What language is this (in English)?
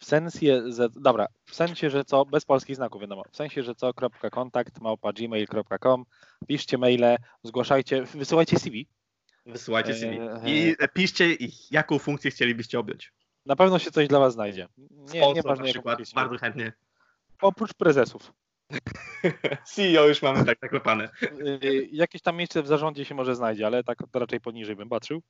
Polish